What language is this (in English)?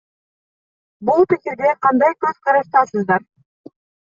Kyrgyz